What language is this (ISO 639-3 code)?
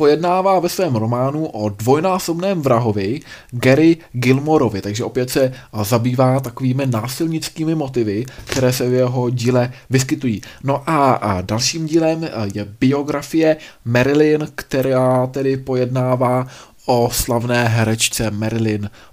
ces